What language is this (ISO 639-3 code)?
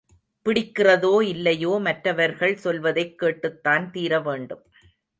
tam